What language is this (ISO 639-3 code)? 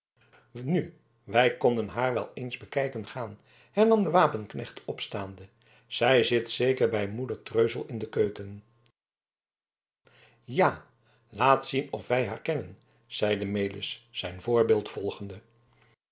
nld